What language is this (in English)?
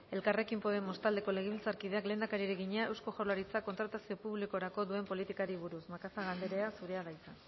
Basque